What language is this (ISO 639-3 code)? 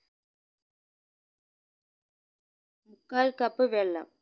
mal